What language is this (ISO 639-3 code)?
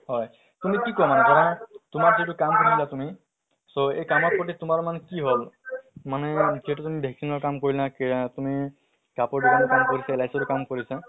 asm